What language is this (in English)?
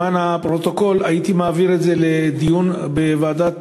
Hebrew